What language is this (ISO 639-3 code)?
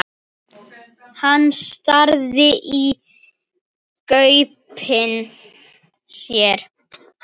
isl